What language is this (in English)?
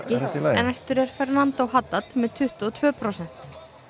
Icelandic